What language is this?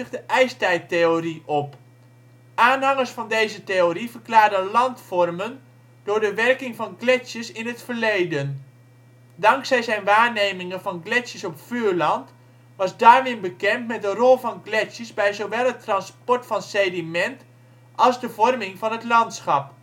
Dutch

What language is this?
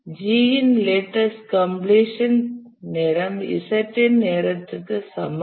Tamil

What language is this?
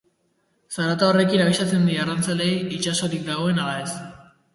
Basque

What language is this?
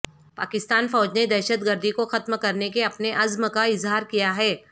Urdu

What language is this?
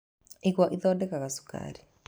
Kikuyu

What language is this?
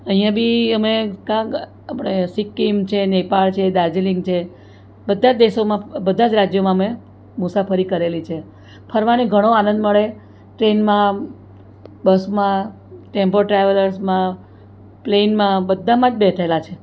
Gujarati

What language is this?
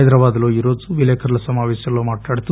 Telugu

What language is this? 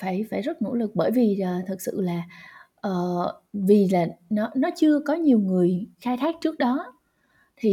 Vietnamese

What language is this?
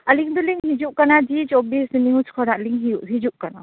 Santali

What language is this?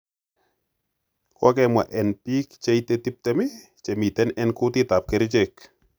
Kalenjin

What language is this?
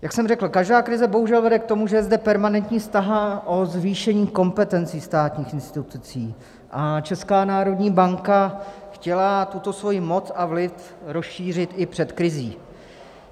Czech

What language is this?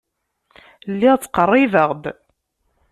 Kabyle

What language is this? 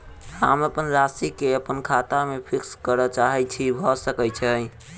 Maithili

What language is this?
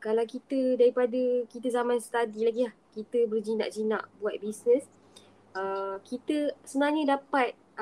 Malay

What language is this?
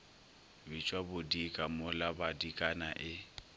Northern Sotho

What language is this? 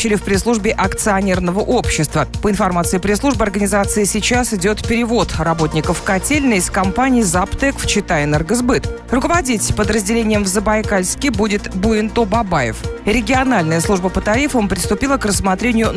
Russian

